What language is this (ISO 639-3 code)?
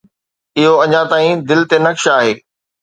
snd